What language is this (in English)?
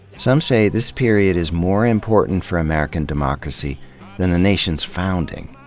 English